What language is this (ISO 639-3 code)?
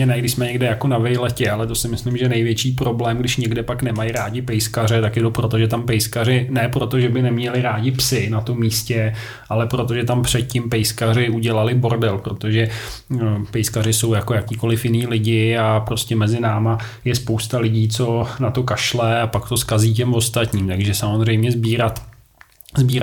ces